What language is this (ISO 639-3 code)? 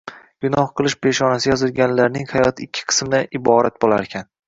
uzb